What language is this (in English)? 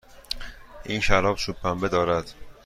Persian